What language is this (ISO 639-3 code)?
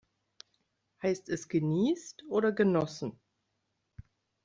deu